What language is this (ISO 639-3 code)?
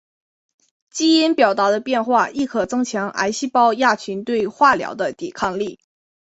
zho